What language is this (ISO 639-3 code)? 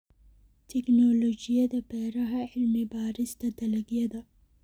som